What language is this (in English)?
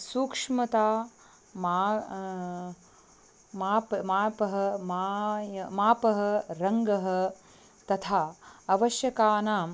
Sanskrit